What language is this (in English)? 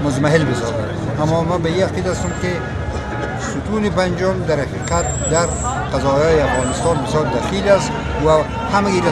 Persian